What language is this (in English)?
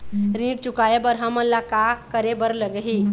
Chhattisgarhi